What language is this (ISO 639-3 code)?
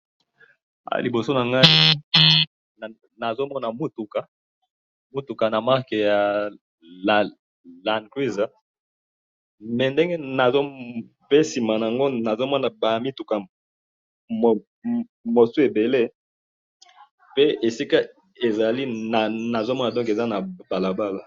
lin